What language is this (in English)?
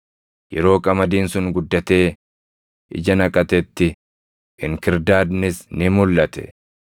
Oromo